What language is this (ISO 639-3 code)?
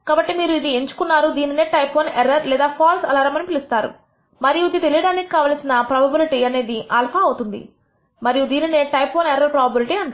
tel